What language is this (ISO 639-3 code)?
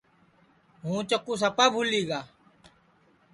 ssi